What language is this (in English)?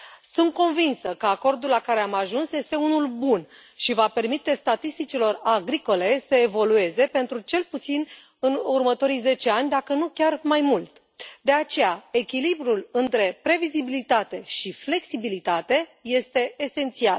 Romanian